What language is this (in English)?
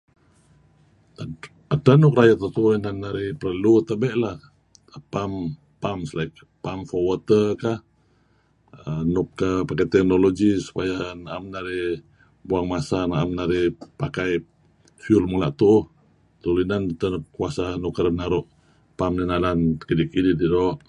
Kelabit